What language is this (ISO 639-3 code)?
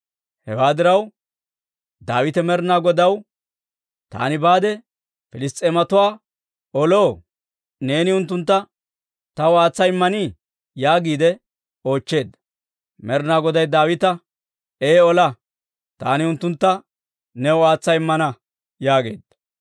dwr